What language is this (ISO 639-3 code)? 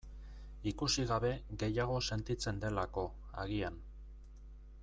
eus